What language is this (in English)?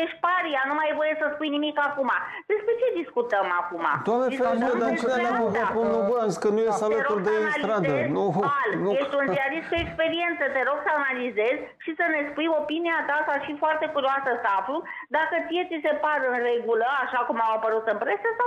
Romanian